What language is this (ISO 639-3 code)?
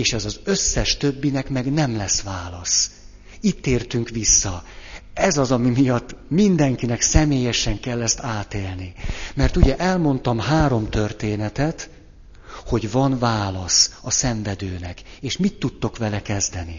hun